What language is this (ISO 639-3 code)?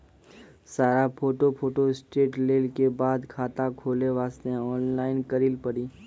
mai